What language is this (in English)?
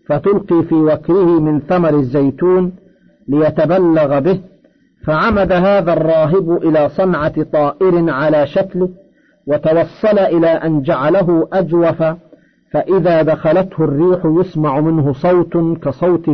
Arabic